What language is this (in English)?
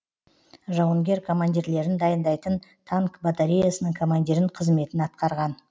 Kazakh